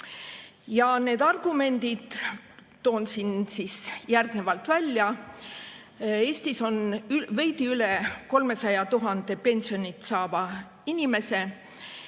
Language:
Estonian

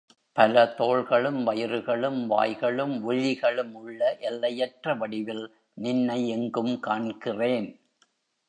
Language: Tamil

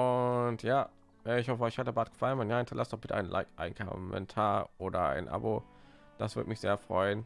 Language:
German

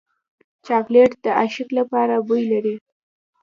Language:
Pashto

